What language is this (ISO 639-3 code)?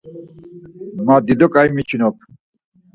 lzz